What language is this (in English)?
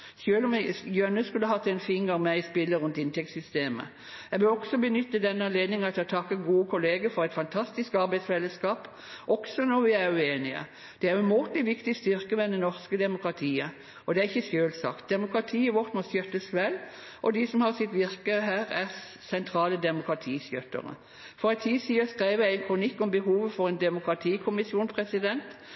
Norwegian Bokmål